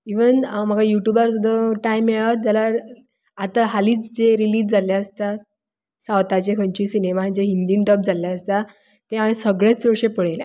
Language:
Konkani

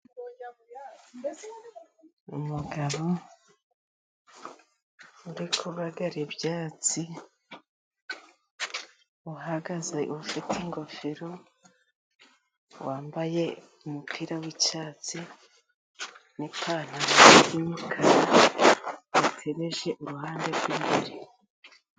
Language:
Kinyarwanda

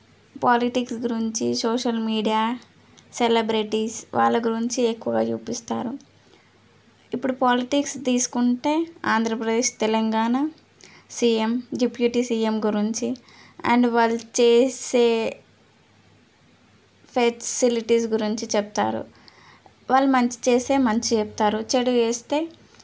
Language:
Telugu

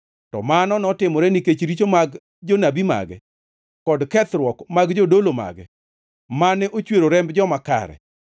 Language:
Luo (Kenya and Tanzania)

